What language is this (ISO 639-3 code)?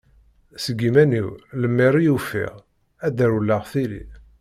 kab